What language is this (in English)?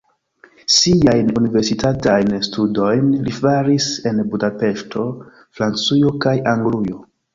Esperanto